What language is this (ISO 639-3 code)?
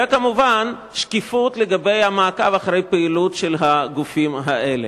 heb